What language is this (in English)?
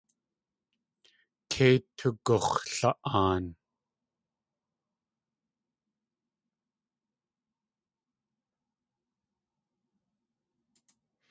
Tlingit